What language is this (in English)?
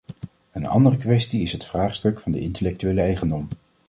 Dutch